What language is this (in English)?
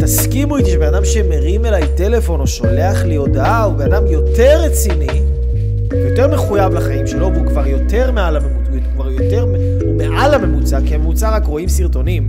Hebrew